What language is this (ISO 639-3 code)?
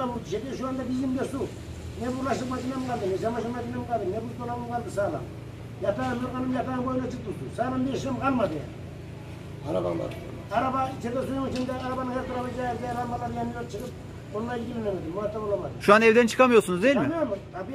tur